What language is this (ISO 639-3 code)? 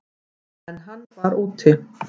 isl